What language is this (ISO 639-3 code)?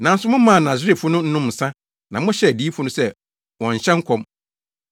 aka